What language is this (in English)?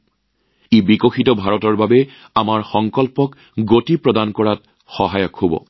Assamese